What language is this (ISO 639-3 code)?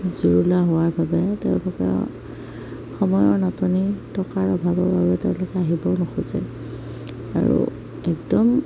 asm